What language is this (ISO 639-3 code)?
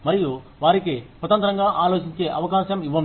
tel